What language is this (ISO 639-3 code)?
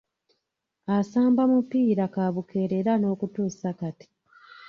lug